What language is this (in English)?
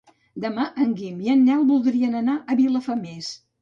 Catalan